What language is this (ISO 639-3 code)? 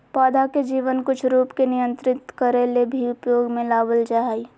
mag